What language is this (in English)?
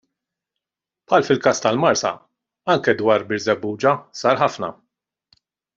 Maltese